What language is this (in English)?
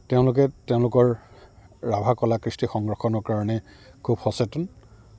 Assamese